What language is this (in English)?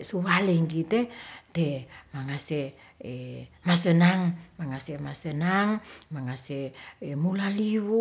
Ratahan